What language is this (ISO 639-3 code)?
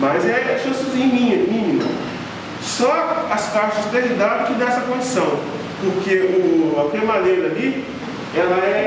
por